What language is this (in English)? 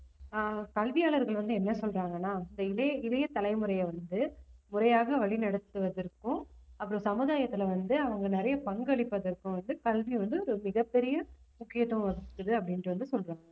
Tamil